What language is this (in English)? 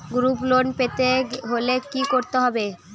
Bangla